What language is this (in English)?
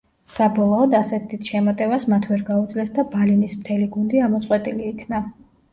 Georgian